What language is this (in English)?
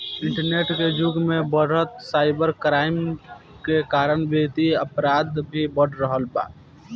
Bhojpuri